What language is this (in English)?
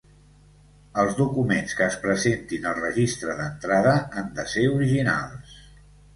Catalan